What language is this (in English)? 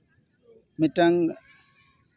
Santali